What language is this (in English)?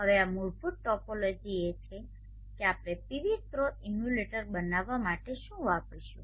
Gujarati